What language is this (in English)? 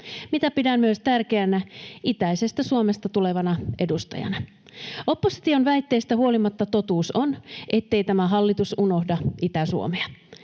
Finnish